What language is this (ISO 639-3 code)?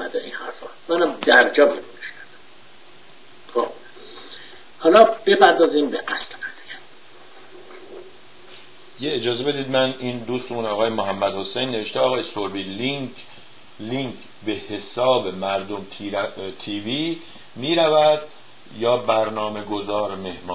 fas